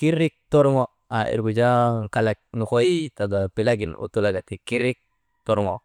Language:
Maba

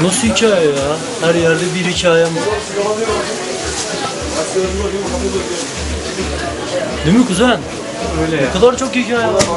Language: Turkish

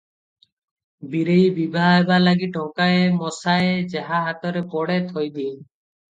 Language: Odia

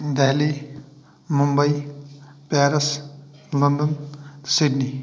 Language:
Kashmiri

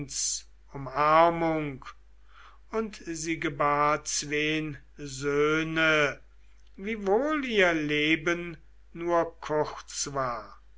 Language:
German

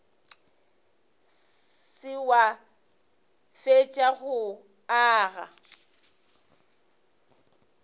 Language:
Northern Sotho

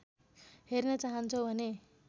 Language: Nepali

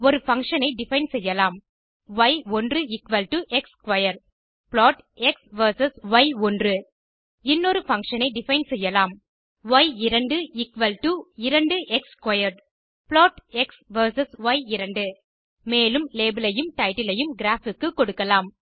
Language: Tamil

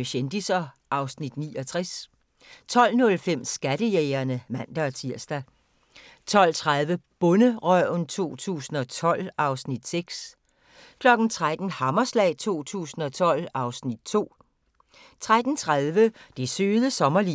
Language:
Danish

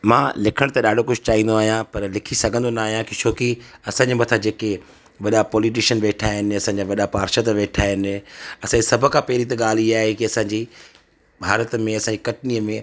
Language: Sindhi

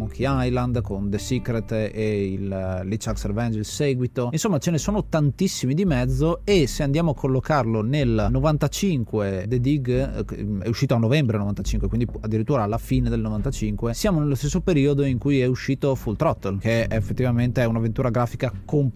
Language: Italian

